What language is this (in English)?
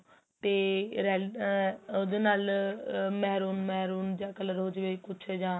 Punjabi